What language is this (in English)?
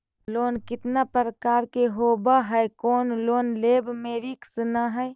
Magahi